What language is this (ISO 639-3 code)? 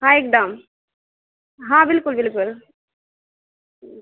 mai